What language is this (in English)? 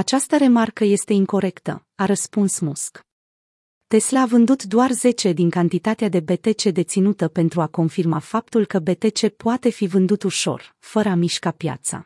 Romanian